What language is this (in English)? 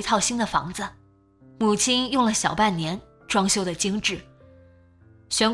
Chinese